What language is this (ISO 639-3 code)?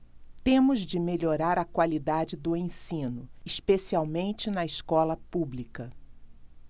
por